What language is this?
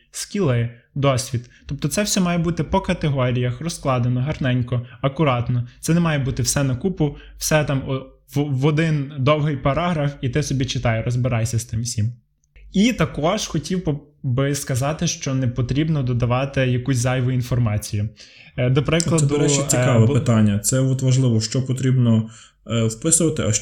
Ukrainian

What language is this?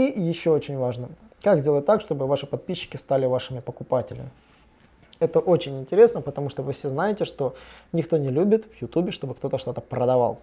Russian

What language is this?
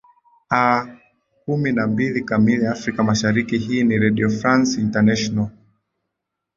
Swahili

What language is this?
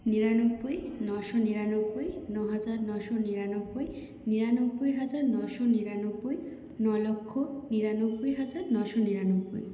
Bangla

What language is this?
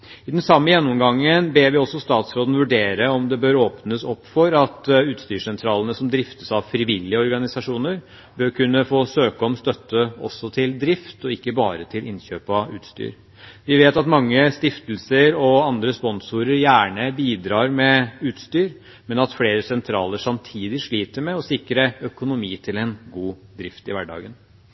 Norwegian Bokmål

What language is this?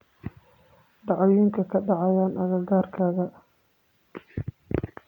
Somali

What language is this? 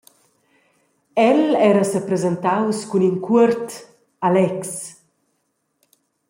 Romansh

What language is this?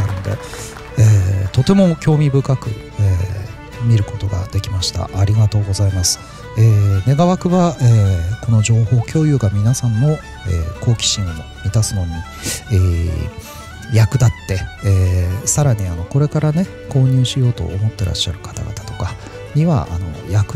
Japanese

